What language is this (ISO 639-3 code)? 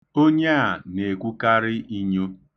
ibo